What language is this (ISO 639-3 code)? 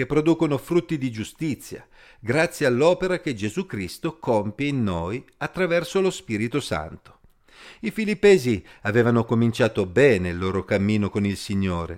ita